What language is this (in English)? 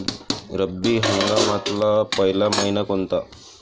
Marathi